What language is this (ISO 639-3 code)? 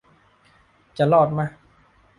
tha